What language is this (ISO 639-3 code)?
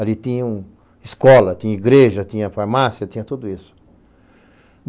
por